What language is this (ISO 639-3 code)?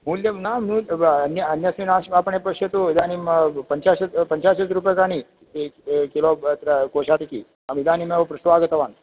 san